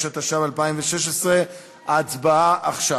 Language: Hebrew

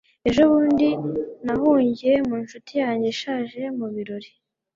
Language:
Kinyarwanda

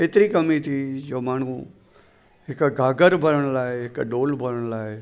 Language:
Sindhi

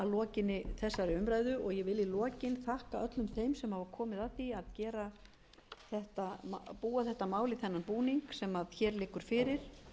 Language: Icelandic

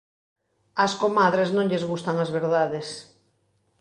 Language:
Galician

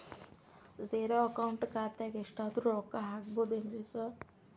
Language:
Kannada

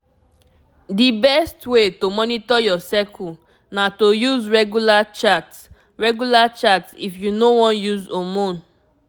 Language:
Nigerian Pidgin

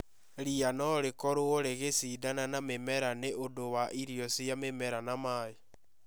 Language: Kikuyu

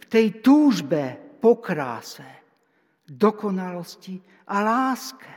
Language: Slovak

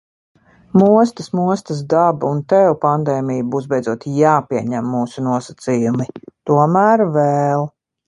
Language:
Latvian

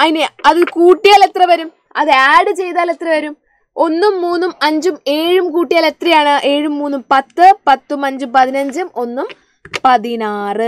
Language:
Malayalam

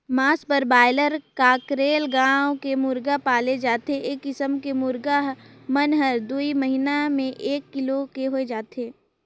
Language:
Chhattisgarhi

